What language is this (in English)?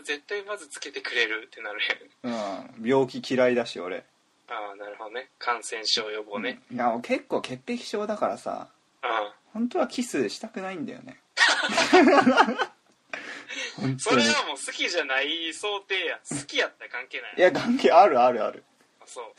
Japanese